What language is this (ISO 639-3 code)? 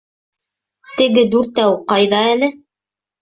bak